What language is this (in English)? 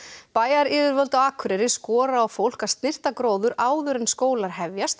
Icelandic